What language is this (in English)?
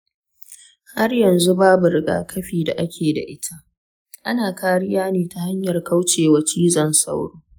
Hausa